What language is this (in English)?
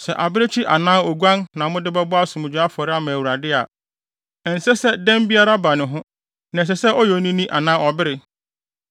Akan